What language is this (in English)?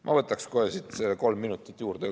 Estonian